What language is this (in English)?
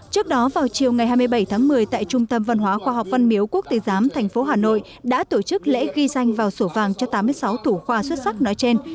Vietnamese